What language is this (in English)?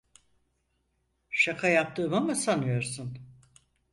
Turkish